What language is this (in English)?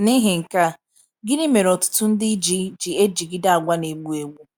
Igbo